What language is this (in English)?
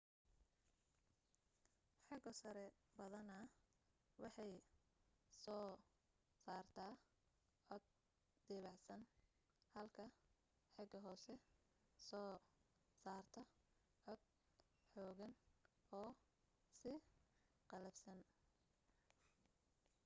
Somali